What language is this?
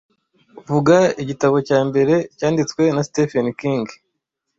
Kinyarwanda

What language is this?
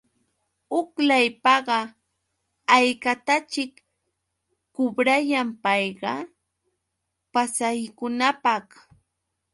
Yauyos Quechua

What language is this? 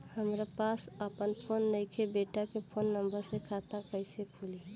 Bhojpuri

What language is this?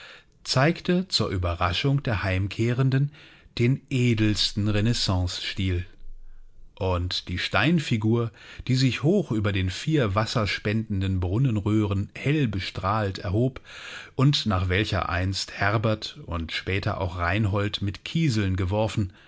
German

